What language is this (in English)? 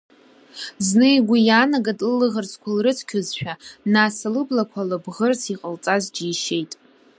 Abkhazian